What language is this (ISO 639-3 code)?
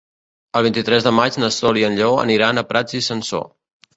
cat